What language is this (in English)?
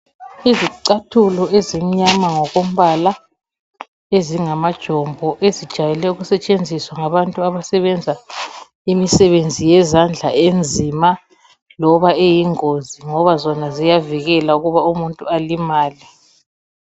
North Ndebele